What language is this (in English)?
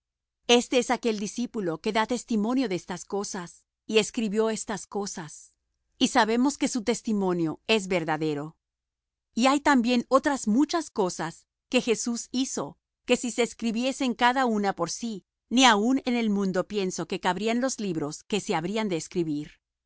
Spanish